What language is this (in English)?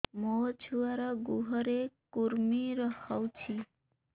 Odia